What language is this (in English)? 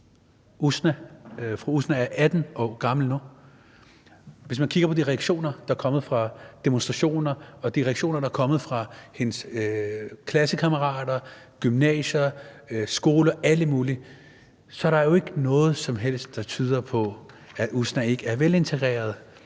Danish